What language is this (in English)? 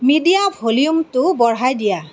Assamese